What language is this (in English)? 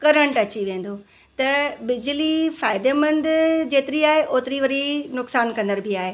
Sindhi